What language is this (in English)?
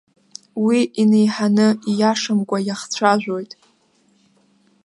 Abkhazian